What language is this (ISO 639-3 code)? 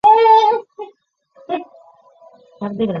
zho